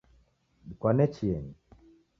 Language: Taita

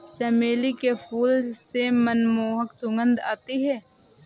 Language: Hindi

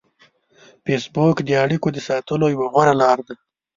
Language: Pashto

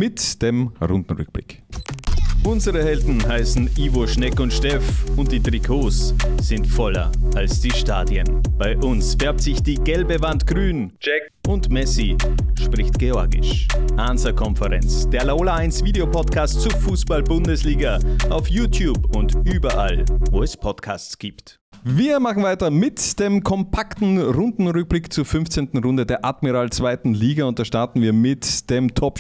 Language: German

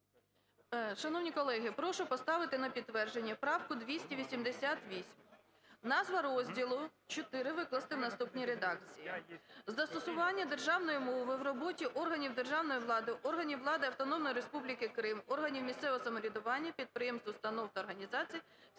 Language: Ukrainian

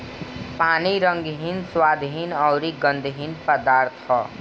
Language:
Bhojpuri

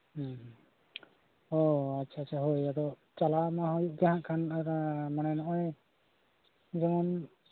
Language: Santali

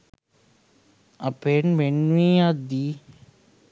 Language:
Sinhala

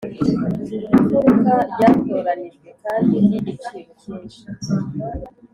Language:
Kinyarwanda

